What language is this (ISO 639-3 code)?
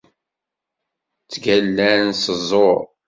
kab